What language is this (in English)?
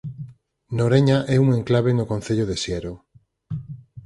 Galician